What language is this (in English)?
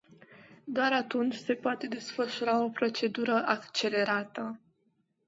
Romanian